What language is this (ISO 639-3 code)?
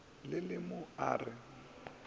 nso